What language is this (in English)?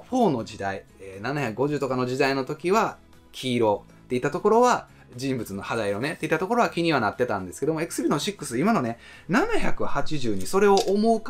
Japanese